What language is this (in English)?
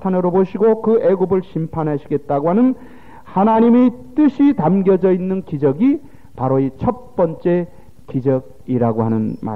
Korean